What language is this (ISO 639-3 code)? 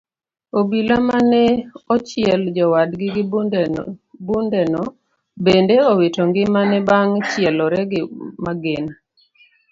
luo